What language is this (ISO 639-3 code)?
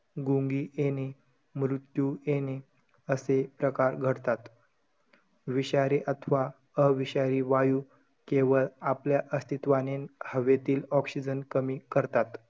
mar